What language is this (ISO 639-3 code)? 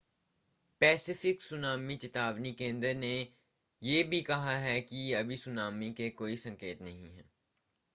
hin